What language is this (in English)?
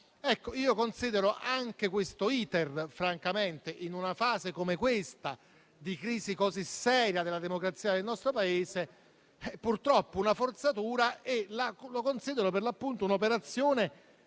Italian